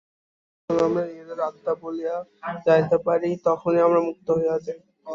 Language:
Bangla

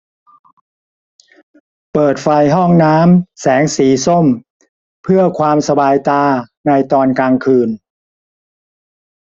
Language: Thai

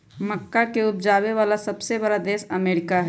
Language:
Magahi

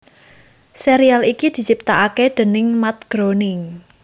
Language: Javanese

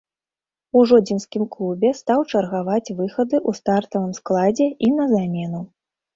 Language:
Belarusian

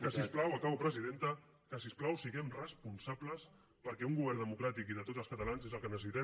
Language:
Catalan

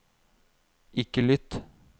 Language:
Norwegian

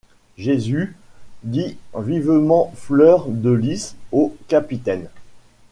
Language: French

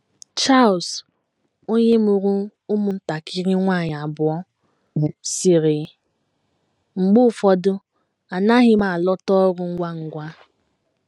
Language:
Igbo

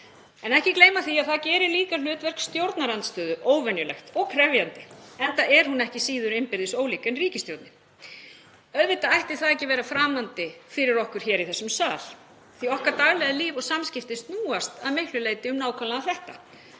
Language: Icelandic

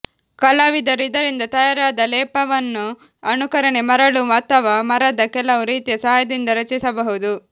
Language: Kannada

